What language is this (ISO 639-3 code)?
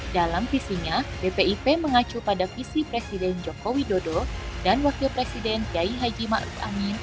ind